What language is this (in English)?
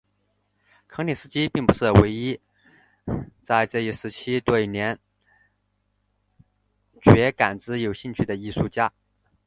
Chinese